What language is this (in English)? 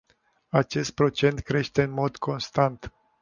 Romanian